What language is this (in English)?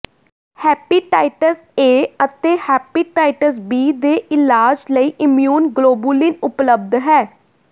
Punjabi